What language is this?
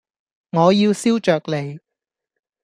Cantonese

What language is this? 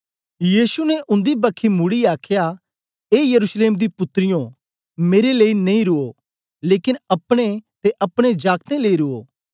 Dogri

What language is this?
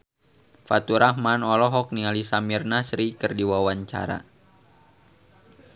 Sundanese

